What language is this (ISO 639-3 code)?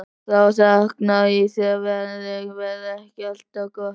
isl